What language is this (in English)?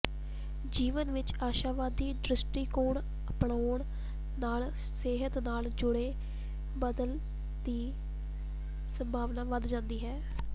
Punjabi